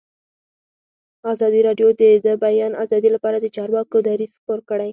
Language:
Pashto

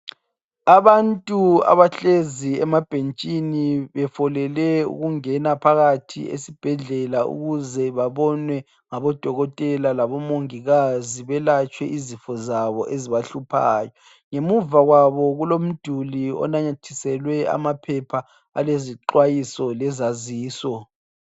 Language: North Ndebele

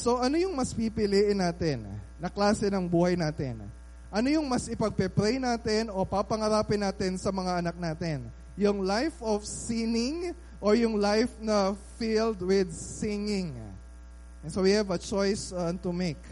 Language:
Filipino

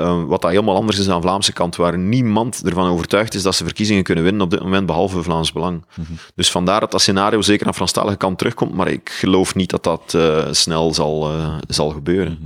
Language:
Dutch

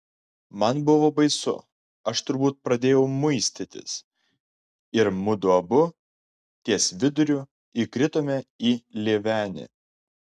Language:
Lithuanian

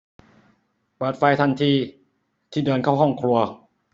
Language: Thai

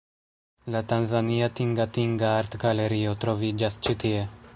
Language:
Esperanto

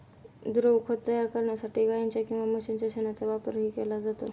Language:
Marathi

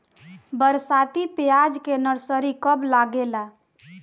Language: Bhojpuri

